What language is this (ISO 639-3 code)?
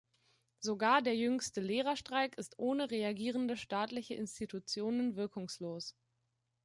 deu